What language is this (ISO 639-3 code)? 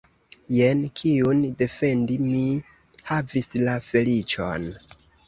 epo